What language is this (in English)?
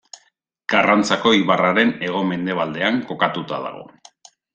Basque